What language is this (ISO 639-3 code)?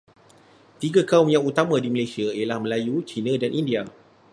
msa